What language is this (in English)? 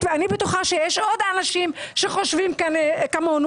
Hebrew